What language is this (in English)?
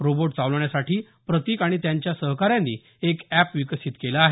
Marathi